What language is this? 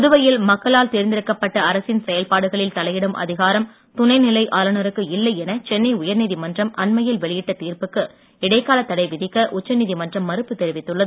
Tamil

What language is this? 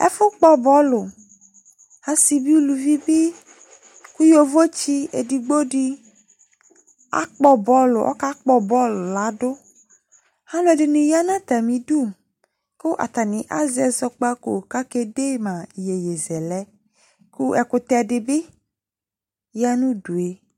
Ikposo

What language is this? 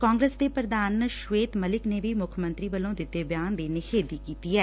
Punjabi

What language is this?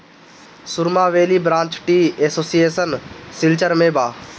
Bhojpuri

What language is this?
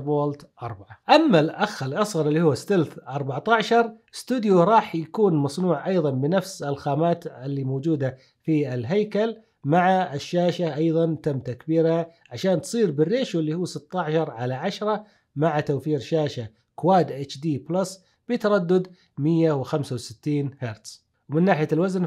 Arabic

